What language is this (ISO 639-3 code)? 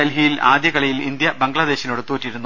mal